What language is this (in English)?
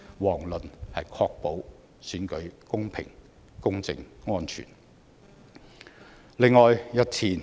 Cantonese